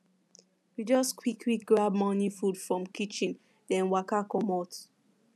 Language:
Nigerian Pidgin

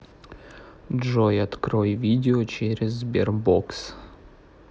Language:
Russian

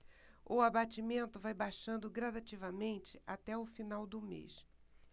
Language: Portuguese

